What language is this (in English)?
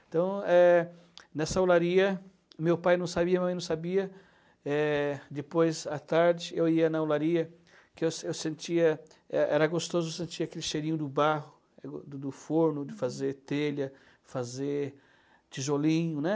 Portuguese